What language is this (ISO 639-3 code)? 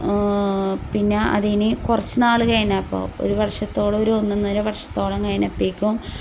mal